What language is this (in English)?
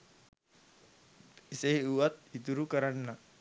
Sinhala